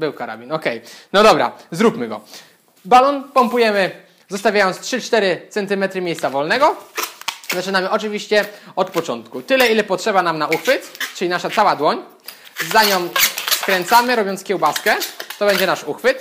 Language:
Polish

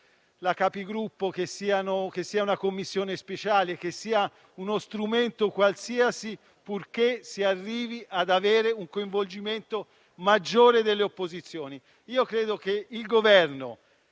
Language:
Italian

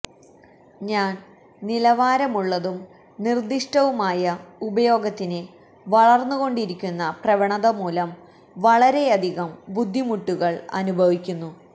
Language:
Malayalam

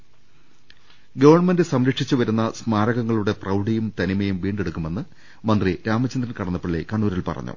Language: Malayalam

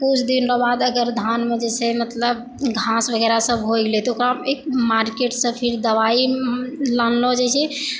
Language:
Maithili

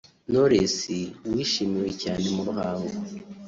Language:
Kinyarwanda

